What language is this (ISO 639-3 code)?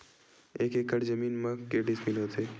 hne